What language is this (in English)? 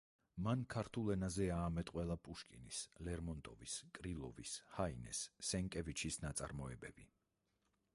Georgian